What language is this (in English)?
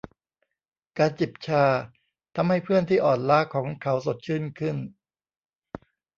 Thai